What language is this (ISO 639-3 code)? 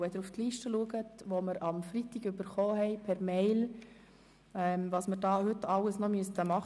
gsw